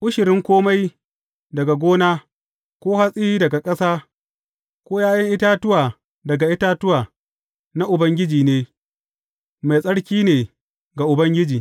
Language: Hausa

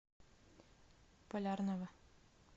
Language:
Russian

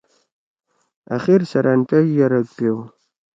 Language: Torwali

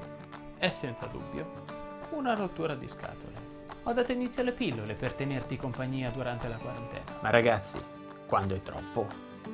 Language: Italian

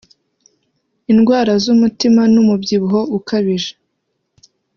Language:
Kinyarwanda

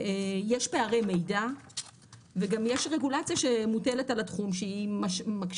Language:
Hebrew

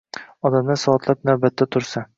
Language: Uzbek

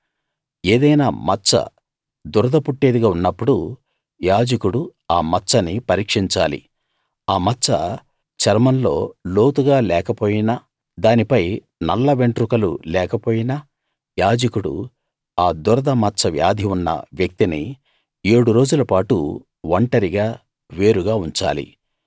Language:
Telugu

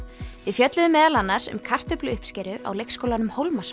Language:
Icelandic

